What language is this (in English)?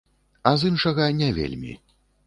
Belarusian